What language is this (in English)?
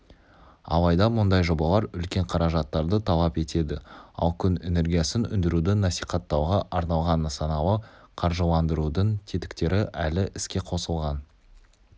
Kazakh